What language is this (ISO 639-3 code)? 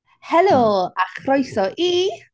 cym